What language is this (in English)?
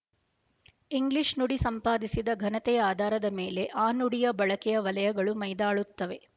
Kannada